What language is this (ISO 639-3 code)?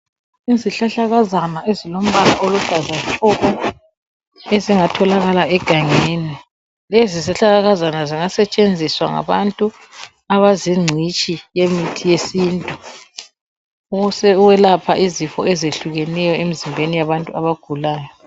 nde